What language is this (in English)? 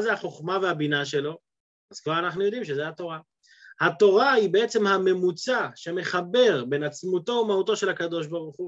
Hebrew